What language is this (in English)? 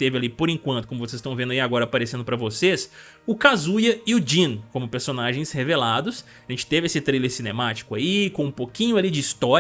Portuguese